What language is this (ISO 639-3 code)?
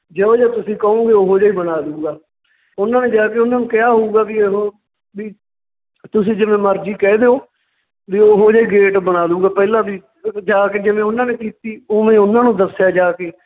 pan